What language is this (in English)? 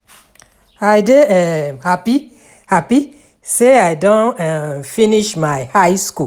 Nigerian Pidgin